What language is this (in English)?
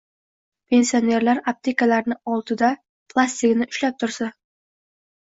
Uzbek